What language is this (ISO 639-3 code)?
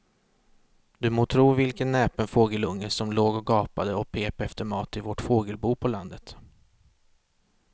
swe